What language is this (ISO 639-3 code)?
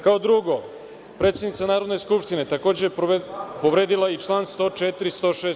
srp